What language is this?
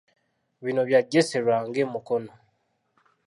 Ganda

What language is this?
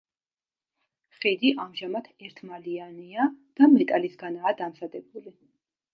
Georgian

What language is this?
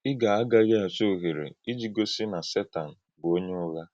Igbo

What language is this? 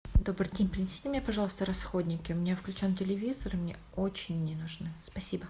Russian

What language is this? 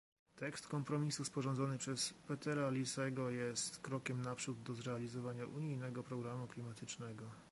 Polish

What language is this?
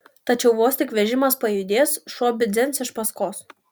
Lithuanian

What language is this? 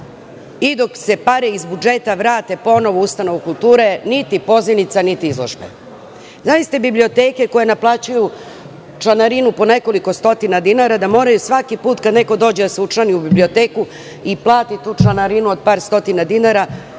Serbian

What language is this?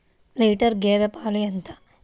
Telugu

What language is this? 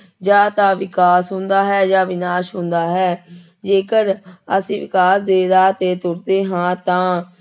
Punjabi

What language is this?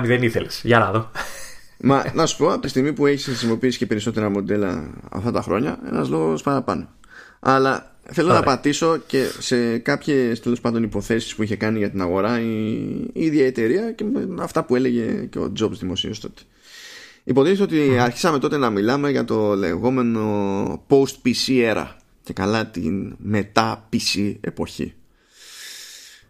Greek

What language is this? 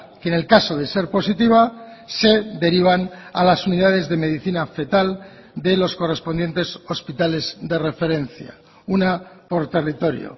Spanish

